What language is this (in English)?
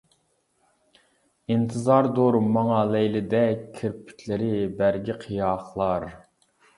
Uyghur